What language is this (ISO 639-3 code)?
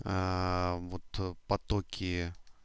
rus